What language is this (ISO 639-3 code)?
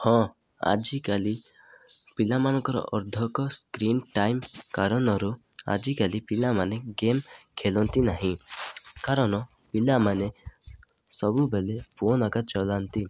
ori